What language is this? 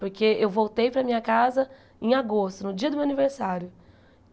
Portuguese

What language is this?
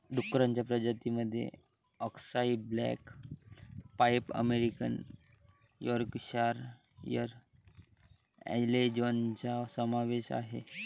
Marathi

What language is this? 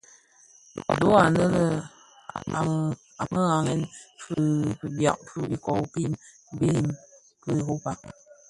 Bafia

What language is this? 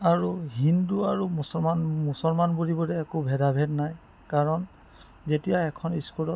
Assamese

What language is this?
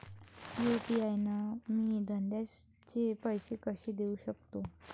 Marathi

